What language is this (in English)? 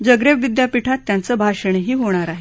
Marathi